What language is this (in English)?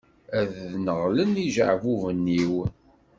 Kabyle